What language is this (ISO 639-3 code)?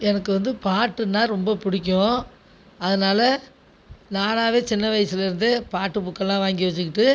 tam